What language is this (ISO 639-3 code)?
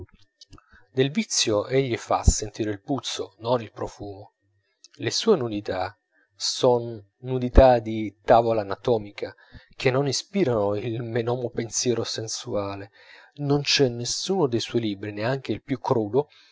ita